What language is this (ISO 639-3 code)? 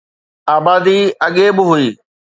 snd